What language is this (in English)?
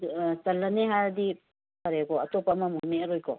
Manipuri